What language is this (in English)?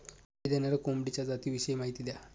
Marathi